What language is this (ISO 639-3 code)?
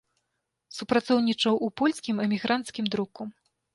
bel